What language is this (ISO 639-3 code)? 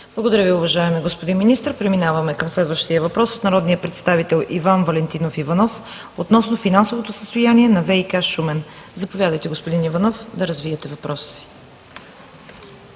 bul